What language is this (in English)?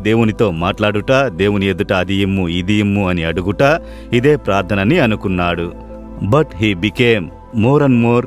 Telugu